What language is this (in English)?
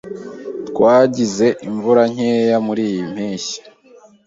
Kinyarwanda